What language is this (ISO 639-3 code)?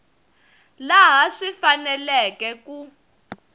tso